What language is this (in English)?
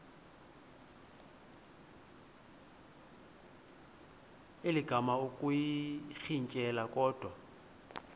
Xhosa